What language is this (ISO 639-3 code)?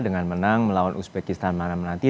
ind